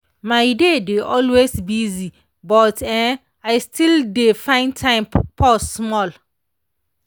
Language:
Nigerian Pidgin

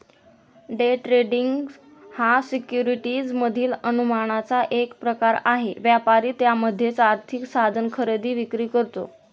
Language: Marathi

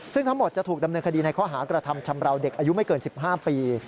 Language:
Thai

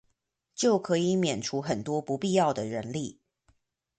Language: Chinese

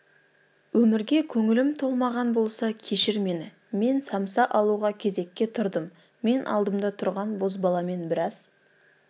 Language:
Kazakh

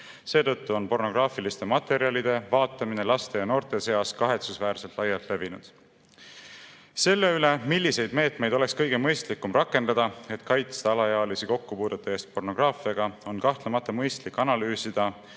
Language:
Estonian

